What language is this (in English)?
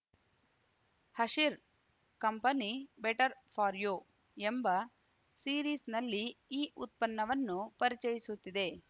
Kannada